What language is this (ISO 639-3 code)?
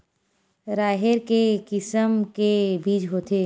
hne